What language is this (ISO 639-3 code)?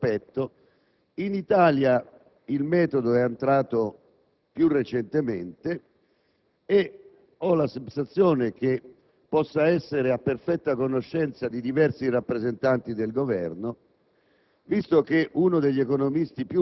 ita